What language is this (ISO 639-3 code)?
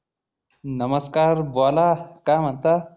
mar